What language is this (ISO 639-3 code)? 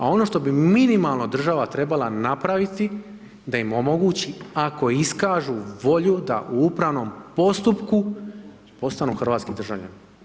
hrv